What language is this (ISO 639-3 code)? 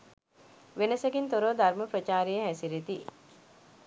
sin